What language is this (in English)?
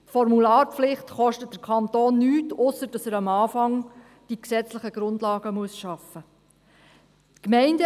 Swiss German